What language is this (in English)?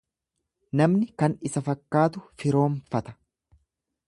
Oromo